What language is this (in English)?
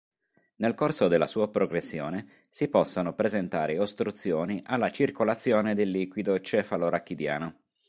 Italian